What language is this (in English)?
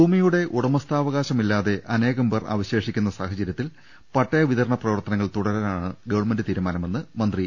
Malayalam